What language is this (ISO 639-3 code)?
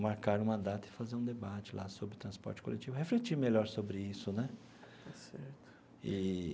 por